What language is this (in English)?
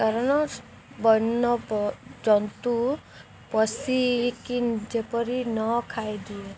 Odia